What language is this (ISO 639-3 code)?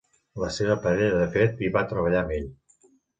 cat